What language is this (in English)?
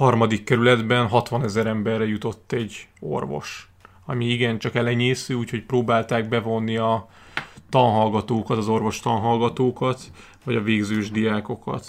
Hungarian